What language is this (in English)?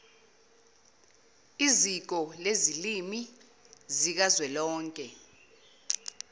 Zulu